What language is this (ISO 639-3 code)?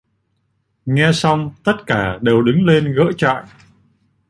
vie